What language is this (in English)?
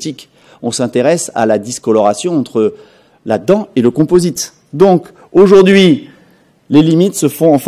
French